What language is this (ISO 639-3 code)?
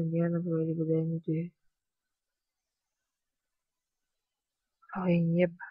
rus